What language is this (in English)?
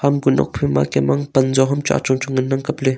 Wancho Naga